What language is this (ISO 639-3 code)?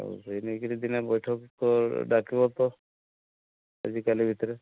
ori